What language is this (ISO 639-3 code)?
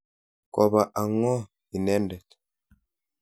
kln